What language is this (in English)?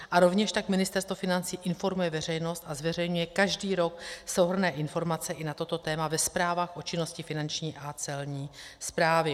Czech